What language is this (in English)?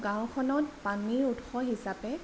Assamese